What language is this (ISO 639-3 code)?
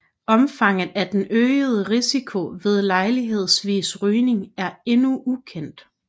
dan